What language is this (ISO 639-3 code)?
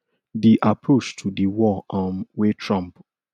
pcm